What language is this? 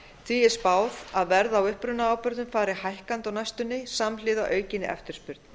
Icelandic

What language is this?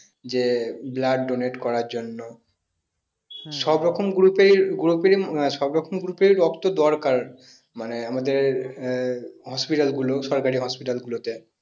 Bangla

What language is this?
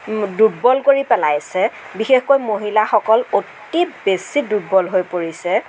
Assamese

